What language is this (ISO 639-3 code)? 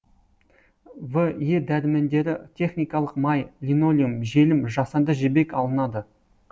kaz